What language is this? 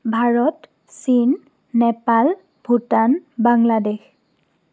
Assamese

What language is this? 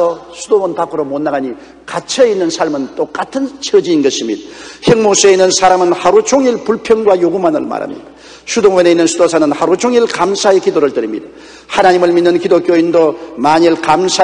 Korean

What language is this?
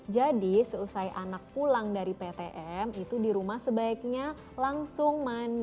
Indonesian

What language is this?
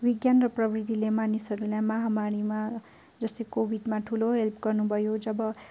Nepali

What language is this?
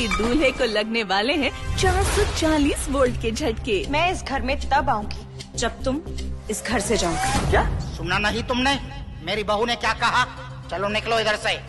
Hindi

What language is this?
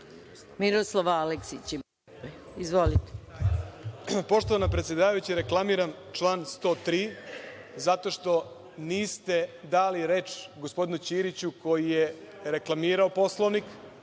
Serbian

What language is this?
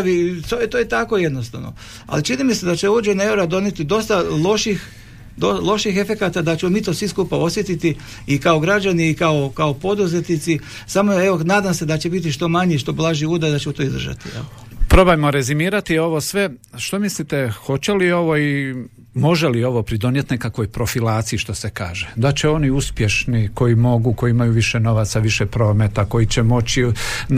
Croatian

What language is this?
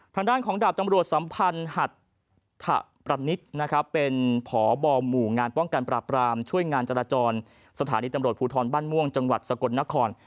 Thai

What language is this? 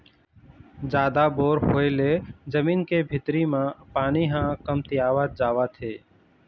Chhattisgarhi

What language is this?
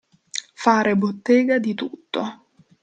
Italian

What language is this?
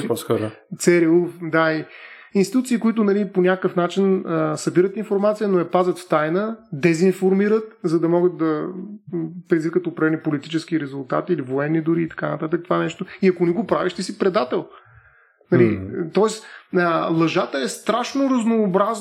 Bulgarian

